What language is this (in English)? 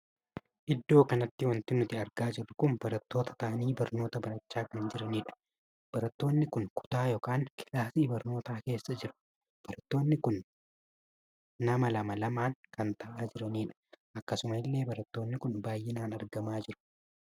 Oromo